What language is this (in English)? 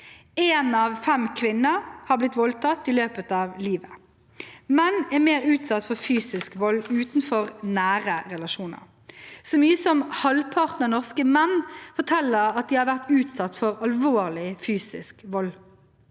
Norwegian